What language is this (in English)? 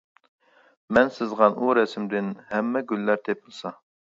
Uyghur